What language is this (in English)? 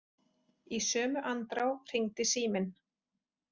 Icelandic